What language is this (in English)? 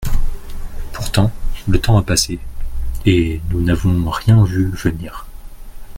French